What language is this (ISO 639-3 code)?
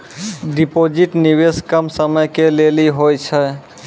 mai